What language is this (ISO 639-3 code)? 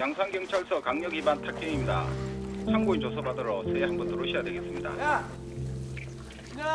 kor